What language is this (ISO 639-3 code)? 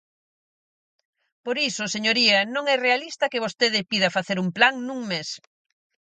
glg